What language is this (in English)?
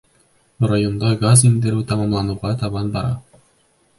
Bashkir